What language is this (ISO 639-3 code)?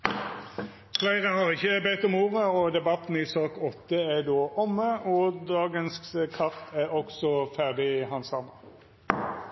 nno